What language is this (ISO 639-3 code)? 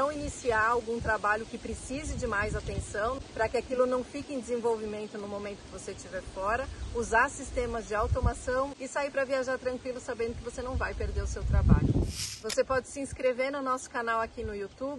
por